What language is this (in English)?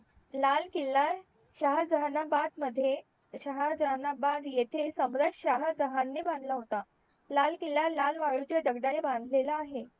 Marathi